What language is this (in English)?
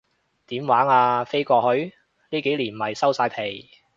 Cantonese